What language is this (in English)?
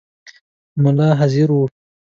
Pashto